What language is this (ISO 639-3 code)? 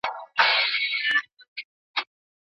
pus